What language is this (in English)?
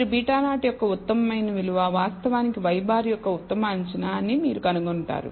Telugu